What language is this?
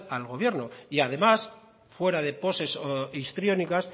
Spanish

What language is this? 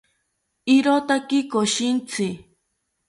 South Ucayali Ashéninka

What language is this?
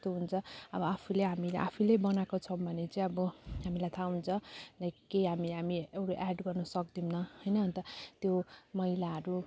Nepali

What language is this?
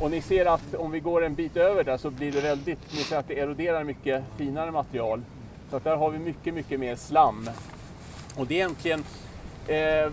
Swedish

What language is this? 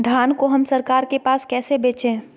Magahi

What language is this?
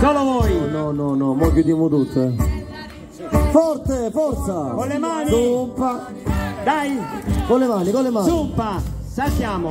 Italian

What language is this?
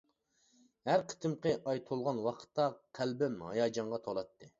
Uyghur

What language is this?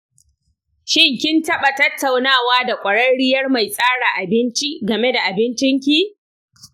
Hausa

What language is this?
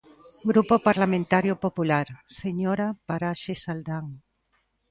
Galician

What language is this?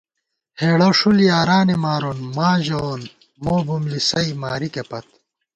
Gawar-Bati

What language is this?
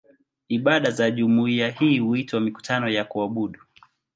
Swahili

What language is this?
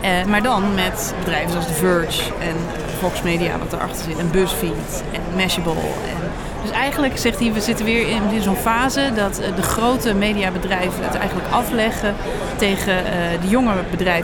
Dutch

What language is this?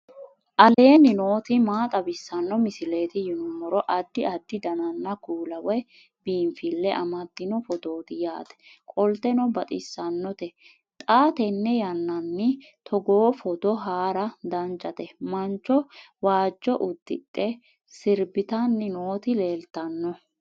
Sidamo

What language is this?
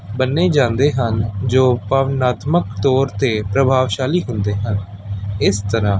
Punjabi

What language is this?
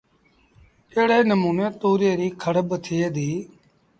Sindhi Bhil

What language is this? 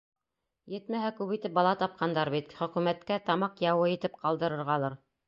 Bashkir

